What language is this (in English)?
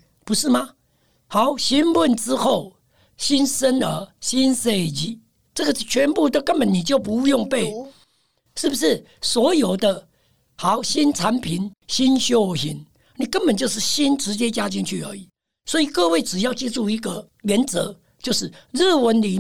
Chinese